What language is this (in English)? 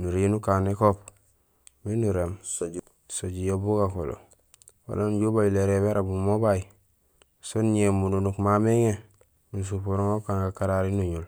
Gusilay